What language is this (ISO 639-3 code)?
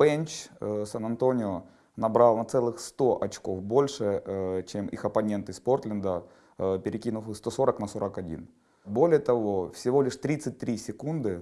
rus